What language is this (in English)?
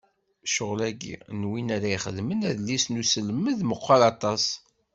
Kabyle